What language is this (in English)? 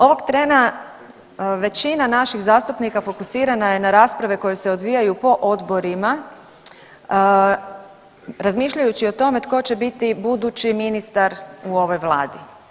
Croatian